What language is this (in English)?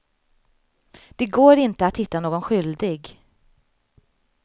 Swedish